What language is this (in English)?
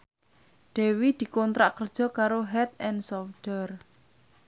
Javanese